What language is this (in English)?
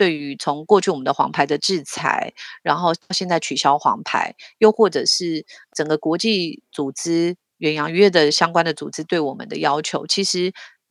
Chinese